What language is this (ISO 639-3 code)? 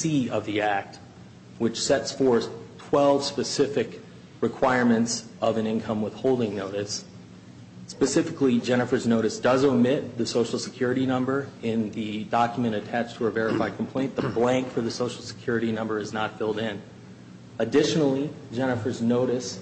eng